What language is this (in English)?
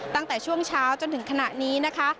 Thai